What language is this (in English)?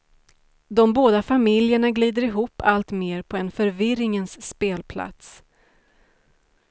Swedish